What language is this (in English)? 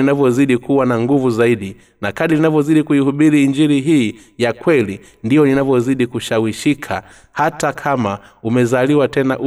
Swahili